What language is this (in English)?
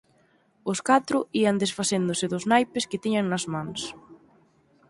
Galician